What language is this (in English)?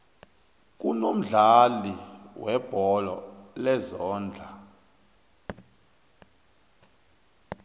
South Ndebele